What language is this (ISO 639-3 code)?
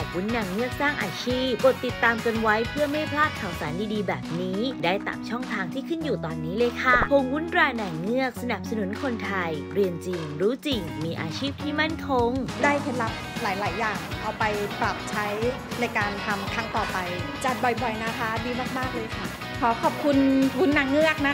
tha